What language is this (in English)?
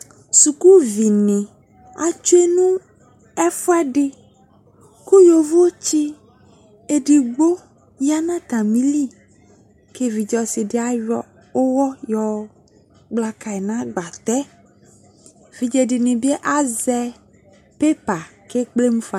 Ikposo